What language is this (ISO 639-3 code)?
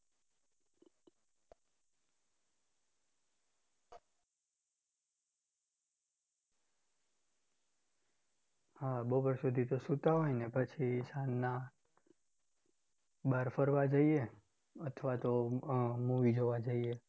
guj